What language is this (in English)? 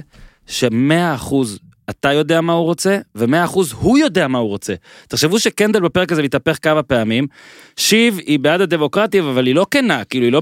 Hebrew